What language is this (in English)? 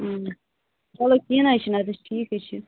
Kashmiri